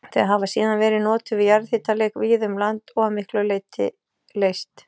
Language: Icelandic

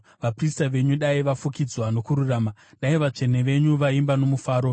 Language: Shona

